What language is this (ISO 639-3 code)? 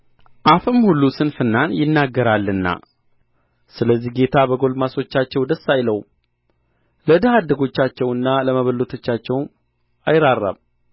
amh